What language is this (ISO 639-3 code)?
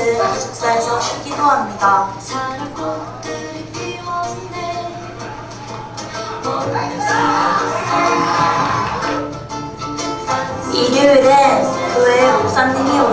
kor